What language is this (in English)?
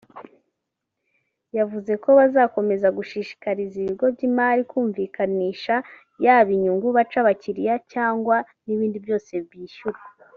Kinyarwanda